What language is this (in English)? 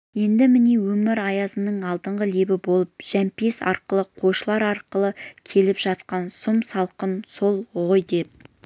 Kazakh